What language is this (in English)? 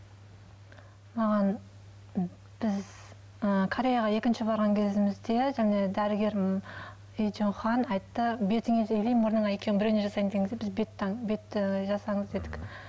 Kazakh